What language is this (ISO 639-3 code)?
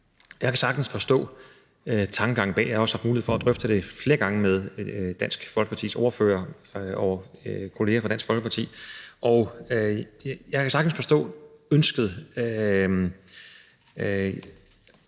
dan